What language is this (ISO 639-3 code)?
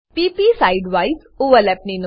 guj